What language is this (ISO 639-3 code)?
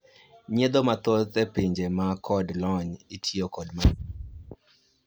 luo